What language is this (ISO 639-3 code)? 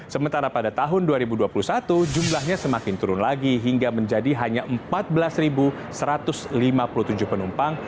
ind